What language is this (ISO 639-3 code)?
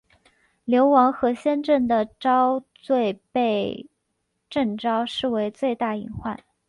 zho